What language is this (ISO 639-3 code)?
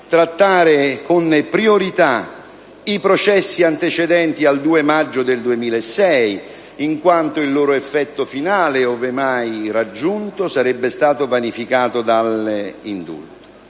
ita